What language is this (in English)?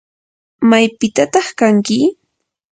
Yanahuanca Pasco Quechua